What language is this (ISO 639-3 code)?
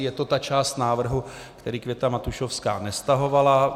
ces